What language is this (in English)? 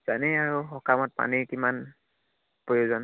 Assamese